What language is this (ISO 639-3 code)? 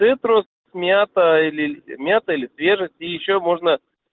rus